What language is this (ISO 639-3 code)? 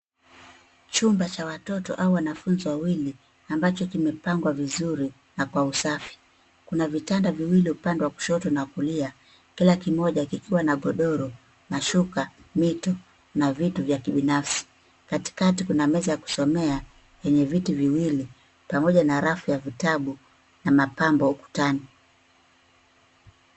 swa